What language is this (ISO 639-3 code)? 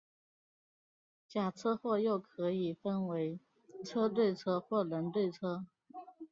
zho